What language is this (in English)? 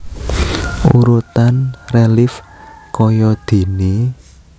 Javanese